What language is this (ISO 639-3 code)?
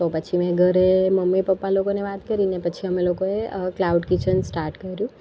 guj